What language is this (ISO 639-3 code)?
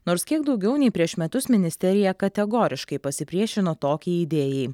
lit